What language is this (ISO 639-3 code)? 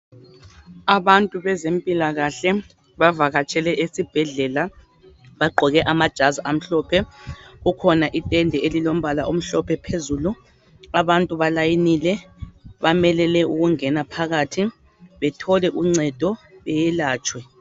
nde